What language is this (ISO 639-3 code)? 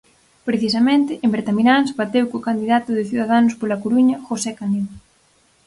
glg